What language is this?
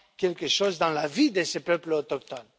French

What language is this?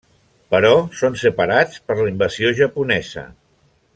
Catalan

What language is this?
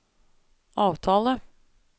Norwegian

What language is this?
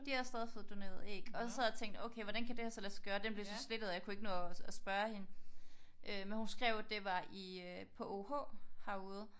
Danish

